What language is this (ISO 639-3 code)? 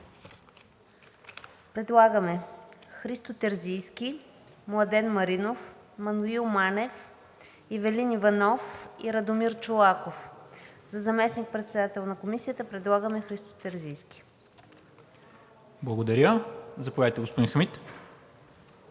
bul